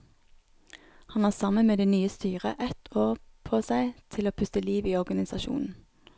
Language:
Norwegian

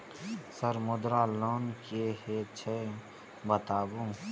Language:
Maithili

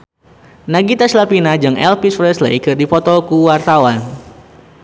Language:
Sundanese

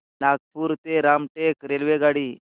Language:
Marathi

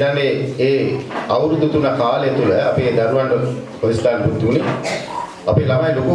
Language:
Indonesian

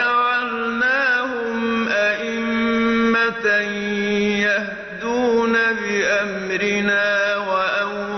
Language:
Arabic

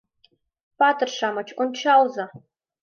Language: Mari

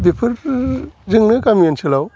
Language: Bodo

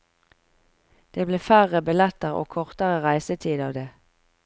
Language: Norwegian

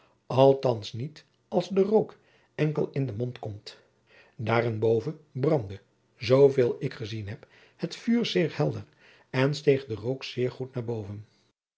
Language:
Dutch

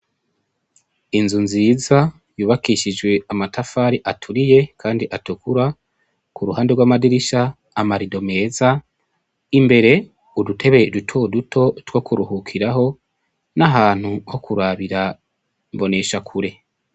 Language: Rundi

